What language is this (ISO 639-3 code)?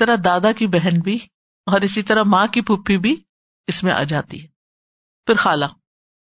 urd